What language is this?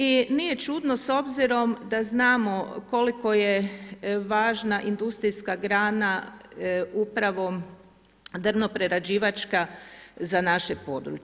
Croatian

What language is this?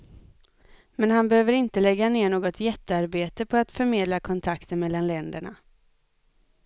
Swedish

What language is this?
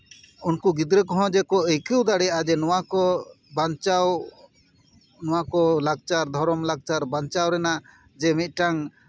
Santali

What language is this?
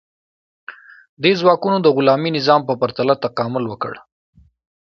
Pashto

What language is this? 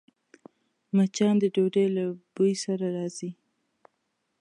Pashto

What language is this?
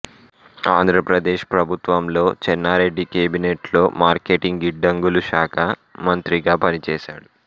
Telugu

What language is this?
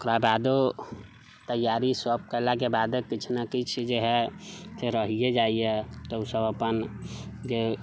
Maithili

